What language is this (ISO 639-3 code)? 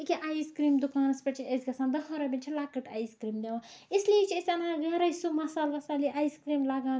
kas